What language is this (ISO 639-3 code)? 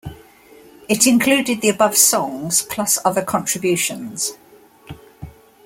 eng